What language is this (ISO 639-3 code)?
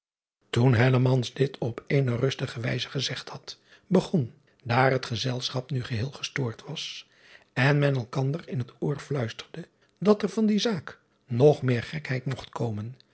nld